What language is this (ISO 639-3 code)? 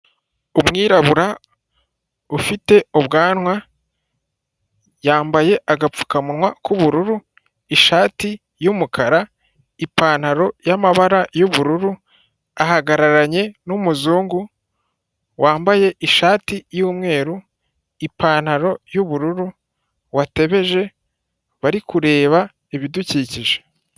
kin